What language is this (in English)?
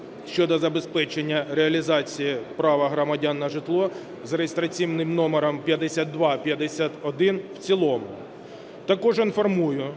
Ukrainian